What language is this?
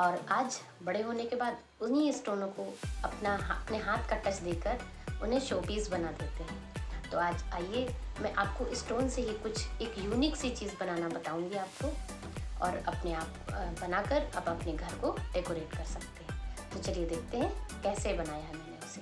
Hindi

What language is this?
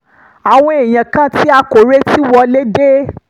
Yoruba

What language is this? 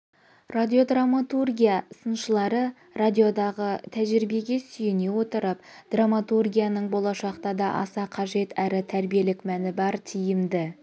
Kazakh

